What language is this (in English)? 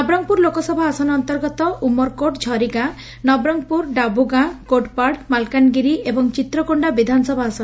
Odia